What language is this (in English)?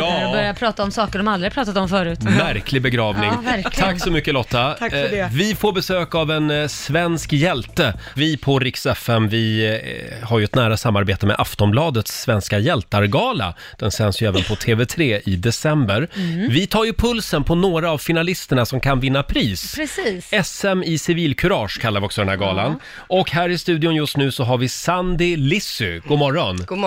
Swedish